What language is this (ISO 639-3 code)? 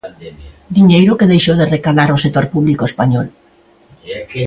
glg